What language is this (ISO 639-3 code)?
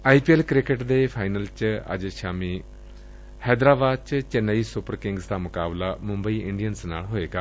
pan